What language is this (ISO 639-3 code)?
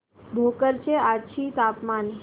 mar